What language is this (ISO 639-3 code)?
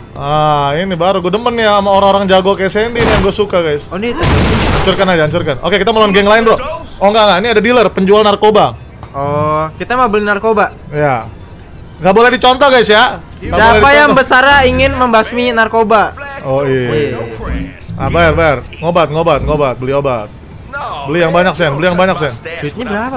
ind